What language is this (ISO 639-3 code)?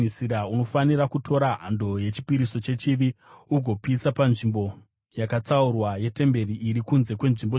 sna